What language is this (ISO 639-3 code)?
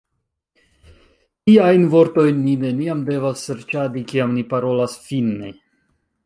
epo